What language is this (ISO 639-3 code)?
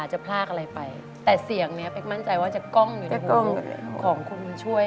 tha